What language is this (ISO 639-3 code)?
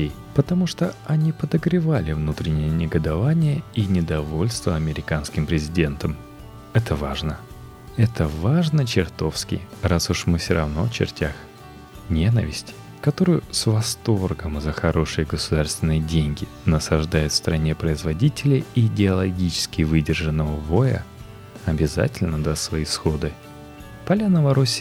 rus